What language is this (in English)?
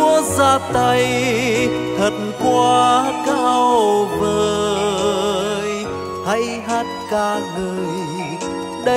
Vietnamese